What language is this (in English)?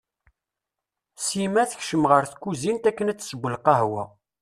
Kabyle